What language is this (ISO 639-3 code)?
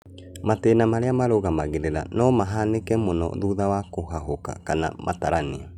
kik